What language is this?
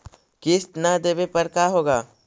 Magahi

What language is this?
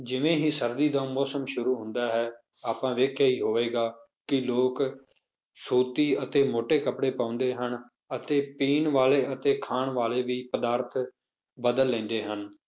Punjabi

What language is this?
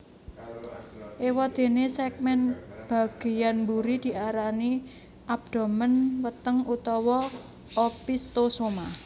Javanese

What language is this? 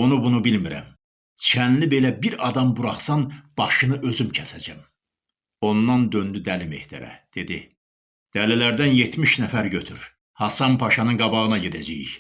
Turkish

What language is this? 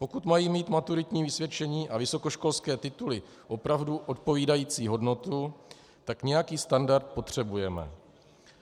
Czech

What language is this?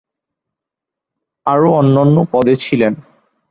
Bangla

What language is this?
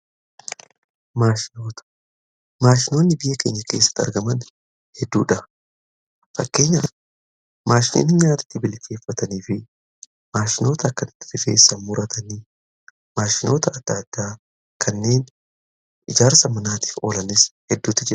Oromo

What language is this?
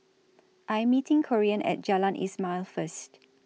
English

